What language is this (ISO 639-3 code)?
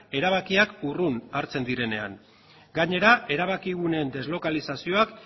eus